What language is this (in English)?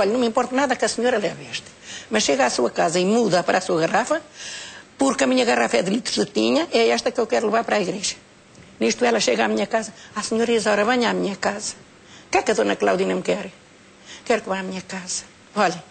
Portuguese